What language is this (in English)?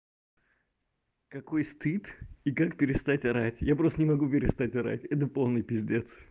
Russian